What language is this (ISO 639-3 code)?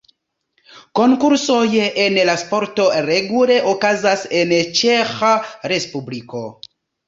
epo